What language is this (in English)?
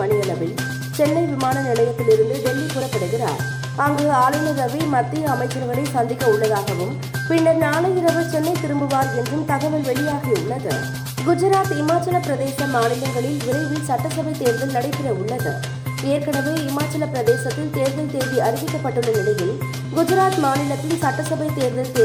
Tamil